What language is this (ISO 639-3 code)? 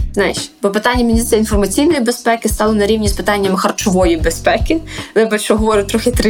ukr